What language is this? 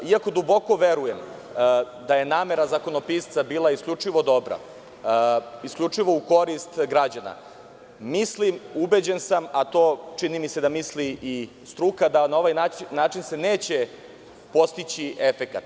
Serbian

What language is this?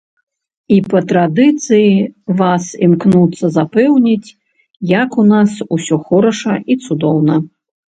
Belarusian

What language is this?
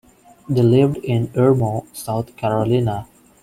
English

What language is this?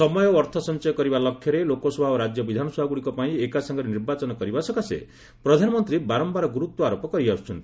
Odia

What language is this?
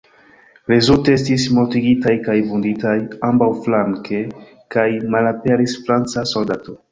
Esperanto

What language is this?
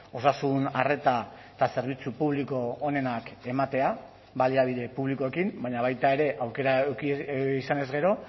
Basque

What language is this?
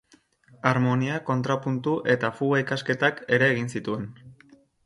Basque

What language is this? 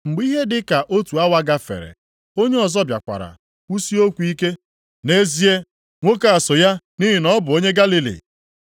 Igbo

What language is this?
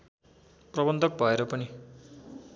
Nepali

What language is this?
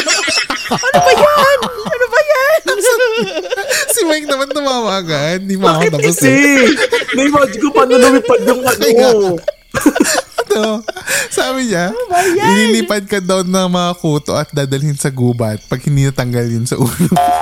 Filipino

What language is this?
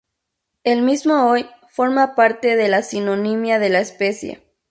Spanish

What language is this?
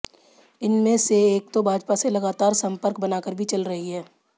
Hindi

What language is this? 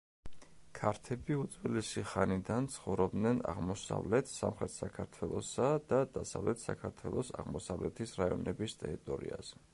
Georgian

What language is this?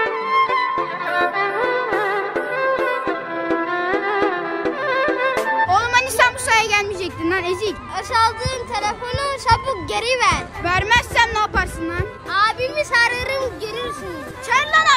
Turkish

